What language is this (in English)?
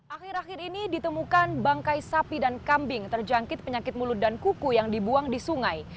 Indonesian